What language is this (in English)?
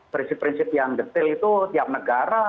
Indonesian